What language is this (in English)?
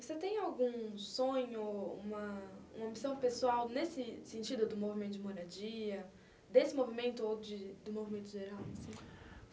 Portuguese